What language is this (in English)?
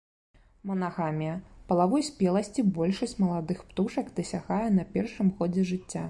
Belarusian